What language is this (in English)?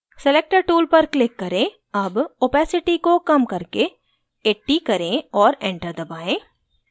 Hindi